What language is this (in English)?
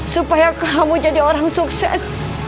Indonesian